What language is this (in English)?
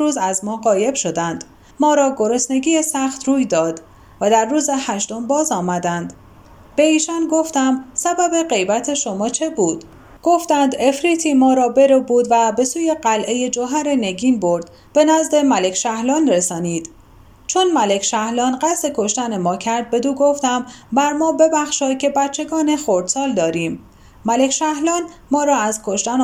Persian